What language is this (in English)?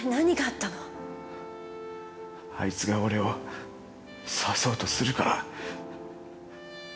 Japanese